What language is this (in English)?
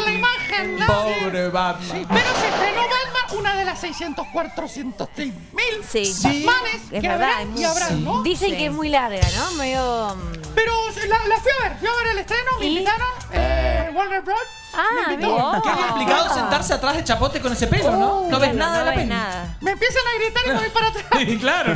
Spanish